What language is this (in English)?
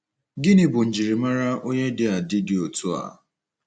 Igbo